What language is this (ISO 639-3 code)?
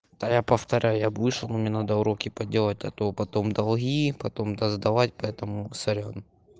rus